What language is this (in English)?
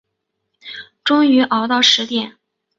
Chinese